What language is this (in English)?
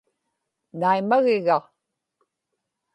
Inupiaq